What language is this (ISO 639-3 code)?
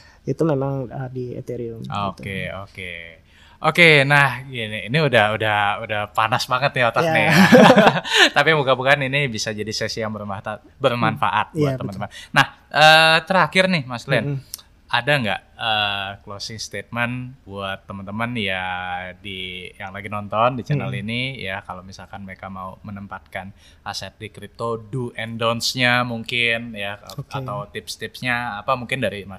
ind